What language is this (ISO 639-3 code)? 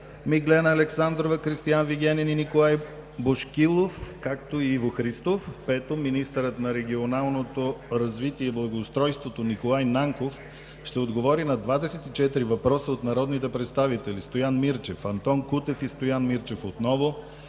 bul